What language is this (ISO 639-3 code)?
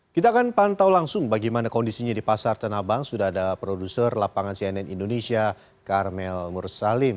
ind